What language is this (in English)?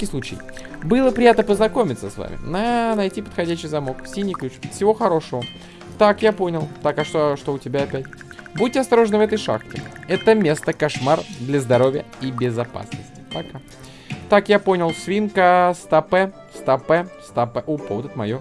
Russian